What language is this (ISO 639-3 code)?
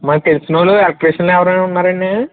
tel